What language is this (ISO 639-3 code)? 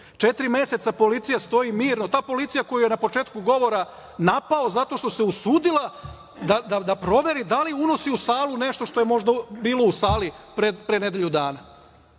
srp